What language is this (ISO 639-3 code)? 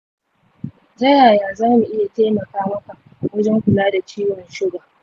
hau